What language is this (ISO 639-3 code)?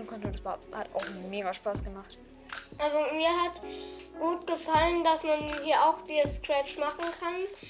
deu